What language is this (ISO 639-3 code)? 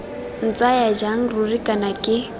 tsn